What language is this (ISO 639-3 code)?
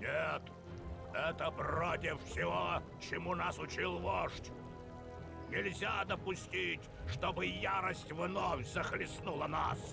rus